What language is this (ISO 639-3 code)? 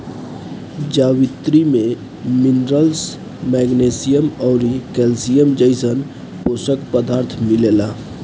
bho